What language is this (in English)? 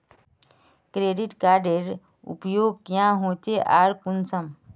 Magahi